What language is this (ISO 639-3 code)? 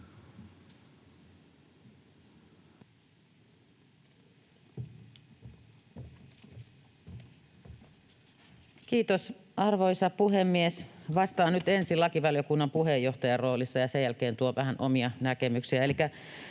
fin